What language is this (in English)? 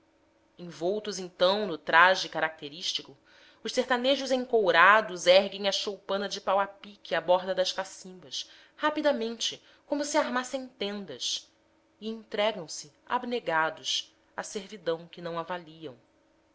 Portuguese